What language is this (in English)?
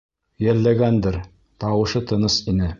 Bashkir